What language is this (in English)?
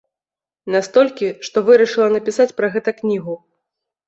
Belarusian